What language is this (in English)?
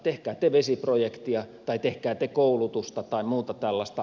Finnish